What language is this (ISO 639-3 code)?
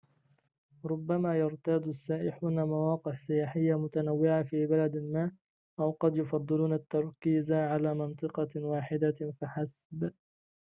ara